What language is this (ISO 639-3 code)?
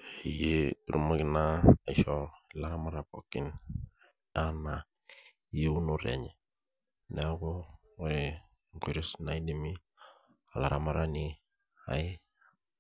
mas